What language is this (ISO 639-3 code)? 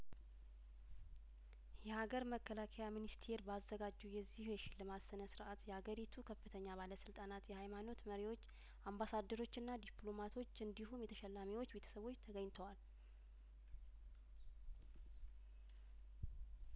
amh